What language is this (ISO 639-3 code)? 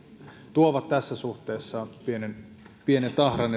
fin